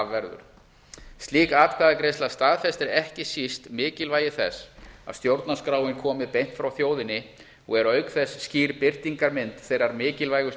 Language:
Icelandic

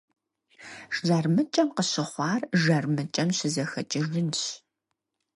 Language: Kabardian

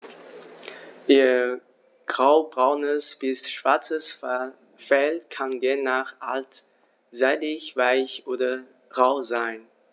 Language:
German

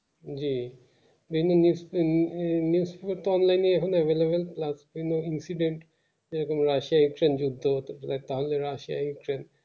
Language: Bangla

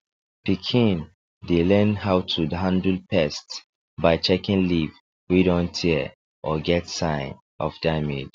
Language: Nigerian Pidgin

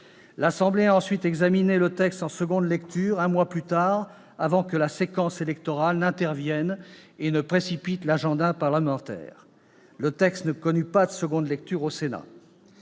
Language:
French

